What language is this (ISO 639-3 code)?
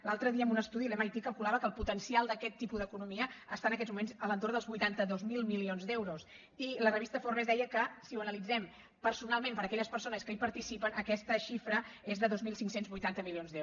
cat